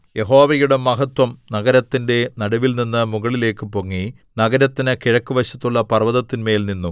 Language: Malayalam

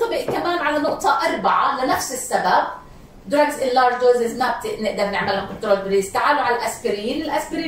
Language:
Arabic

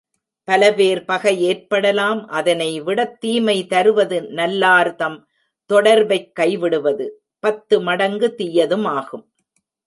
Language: Tamil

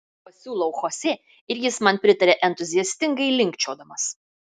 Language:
Lithuanian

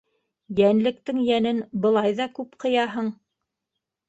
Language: Bashkir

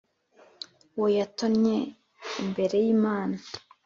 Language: Kinyarwanda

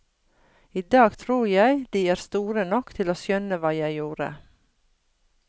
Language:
Norwegian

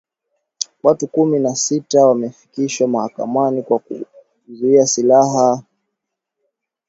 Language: Swahili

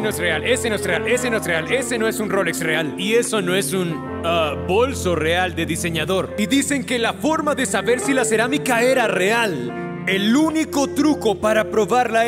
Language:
Spanish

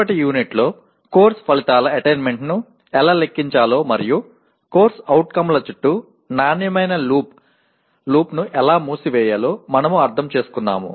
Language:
Tamil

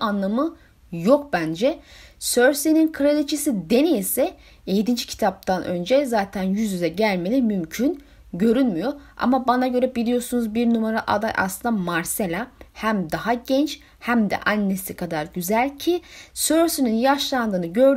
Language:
Turkish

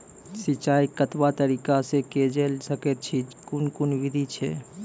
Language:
Maithili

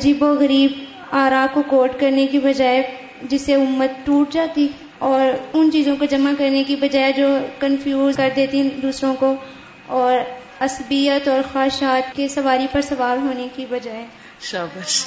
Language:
Urdu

